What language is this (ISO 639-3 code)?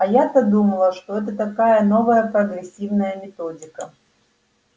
rus